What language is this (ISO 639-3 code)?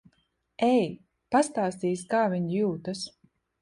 lav